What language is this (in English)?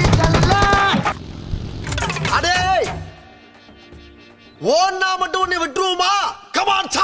Thai